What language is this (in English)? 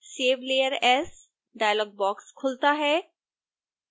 Hindi